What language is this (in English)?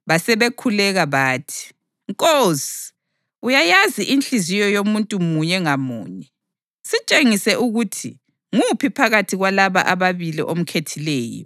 North Ndebele